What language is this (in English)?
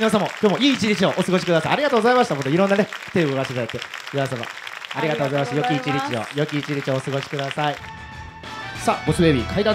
Japanese